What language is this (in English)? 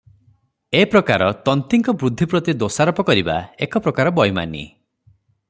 Odia